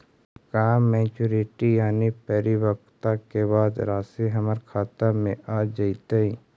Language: Magahi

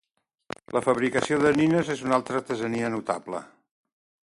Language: Catalan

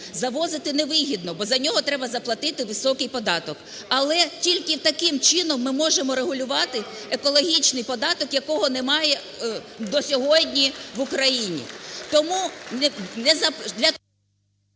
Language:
Ukrainian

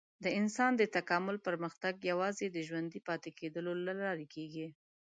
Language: Pashto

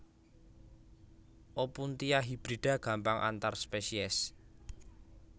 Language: Javanese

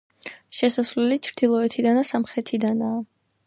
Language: Georgian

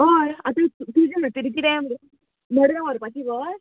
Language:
Konkani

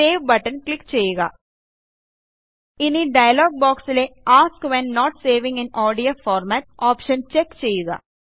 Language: Malayalam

